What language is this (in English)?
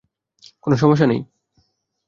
Bangla